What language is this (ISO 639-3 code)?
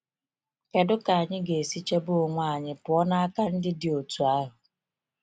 ibo